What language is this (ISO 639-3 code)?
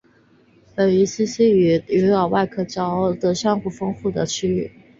zho